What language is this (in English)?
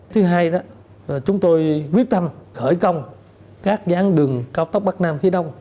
Vietnamese